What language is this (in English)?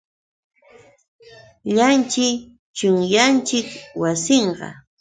Yauyos Quechua